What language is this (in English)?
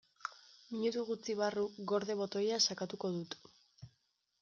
Basque